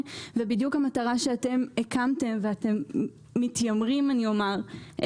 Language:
Hebrew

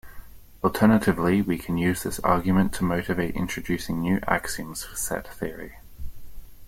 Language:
English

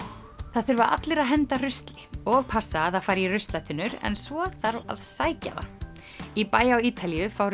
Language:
Icelandic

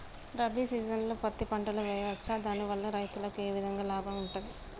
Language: Telugu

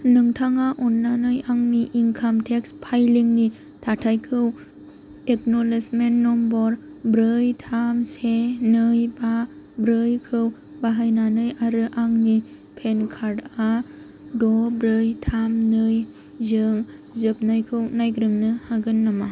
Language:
Bodo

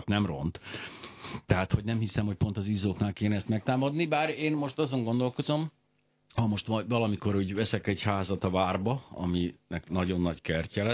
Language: Hungarian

